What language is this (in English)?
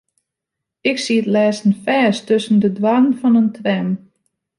Western Frisian